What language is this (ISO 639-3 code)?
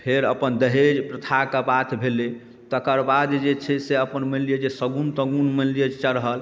mai